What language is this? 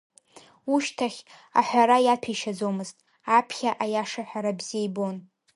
Abkhazian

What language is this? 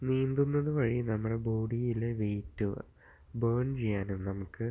Malayalam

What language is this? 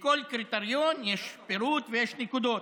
Hebrew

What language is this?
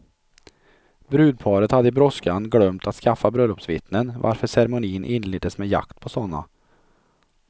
Swedish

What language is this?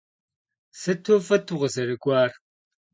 Kabardian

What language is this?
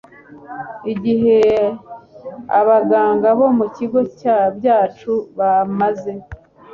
Kinyarwanda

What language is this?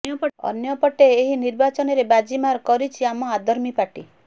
Odia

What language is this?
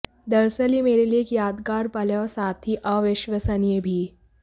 Hindi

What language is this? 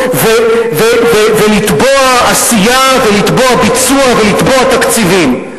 Hebrew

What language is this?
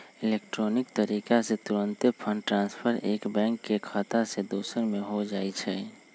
Magahi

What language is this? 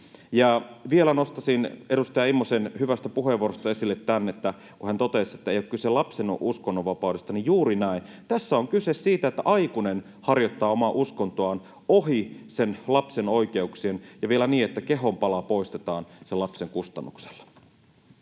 Finnish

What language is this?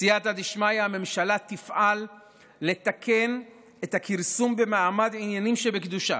Hebrew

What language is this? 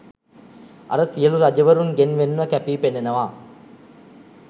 Sinhala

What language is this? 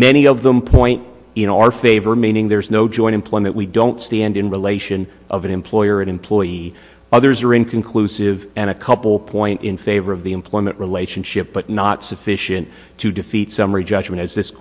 English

